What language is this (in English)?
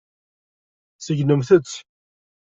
Kabyle